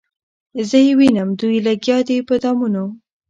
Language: Pashto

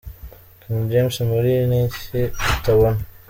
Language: Kinyarwanda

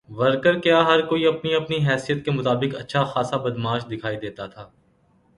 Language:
Urdu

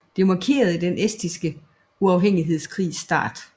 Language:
Danish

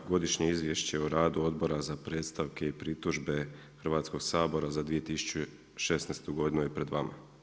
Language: Croatian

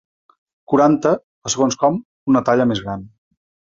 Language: Catalan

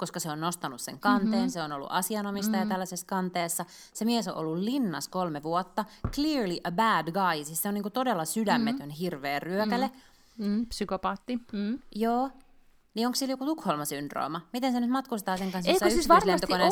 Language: Finnish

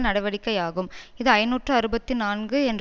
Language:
Tamil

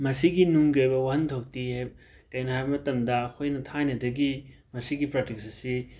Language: Manipuri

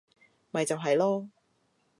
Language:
Cantonese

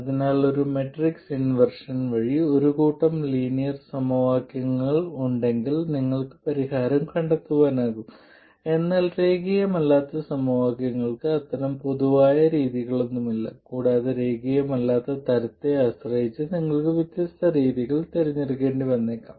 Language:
Malayalam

